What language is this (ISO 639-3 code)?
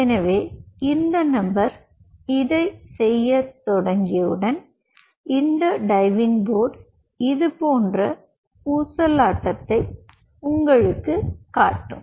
tam